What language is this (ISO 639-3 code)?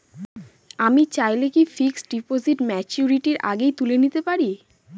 ben